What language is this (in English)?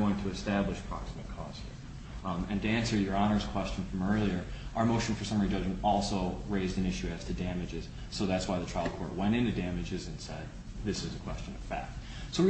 English